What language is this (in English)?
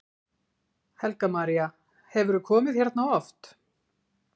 Icelandic